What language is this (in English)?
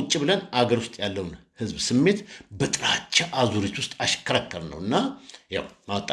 Turkish